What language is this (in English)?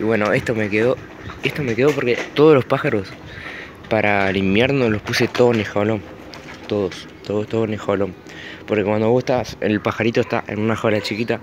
Spanish